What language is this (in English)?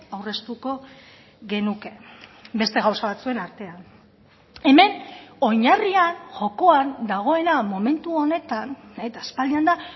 Basque